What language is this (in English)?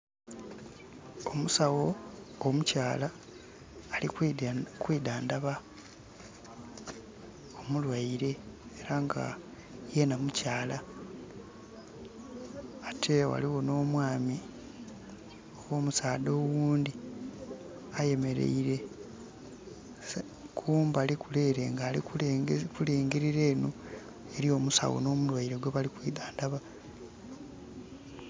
Soga